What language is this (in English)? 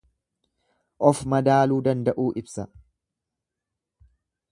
Oromo